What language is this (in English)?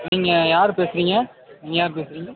Tamil